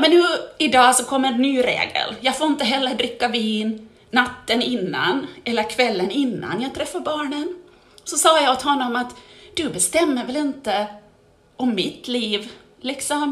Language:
Swedish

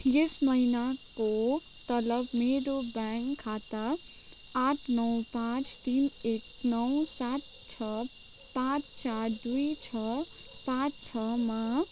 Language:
Nepali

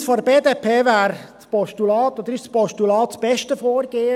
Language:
Swiss German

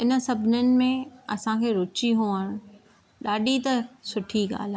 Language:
Sindhi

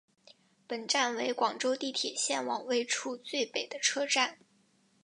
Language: Chinese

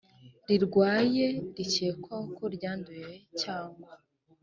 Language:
Kinyarwanda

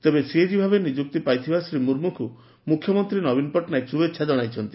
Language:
Odia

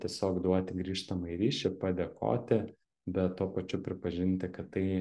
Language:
Lithuanian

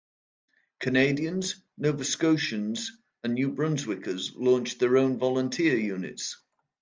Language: English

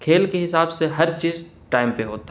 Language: Urdu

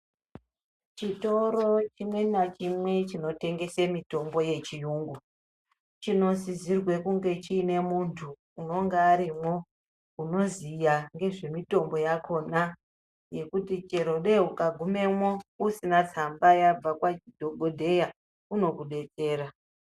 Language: Ndau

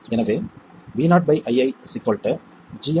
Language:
Tamil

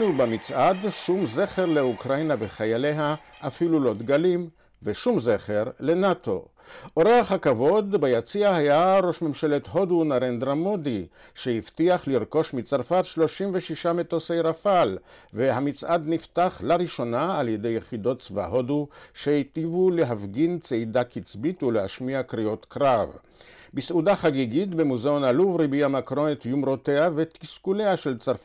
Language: Hebrew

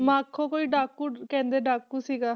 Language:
Punjabi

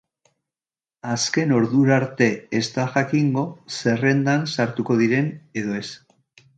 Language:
Basque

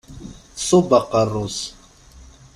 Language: Kabyle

